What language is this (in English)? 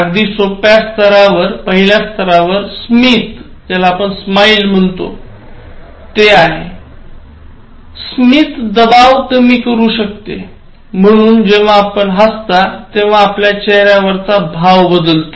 Marathi